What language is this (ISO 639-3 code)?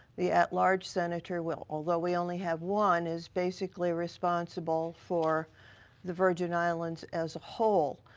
eng